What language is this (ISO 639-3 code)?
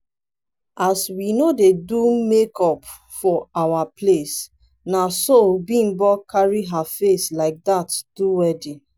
pcm